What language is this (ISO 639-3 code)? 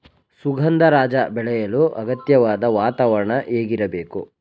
kan